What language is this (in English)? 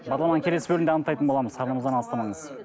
Kazakh